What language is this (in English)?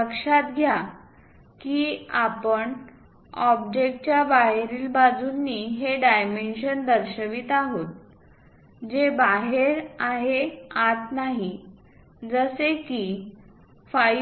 Marathi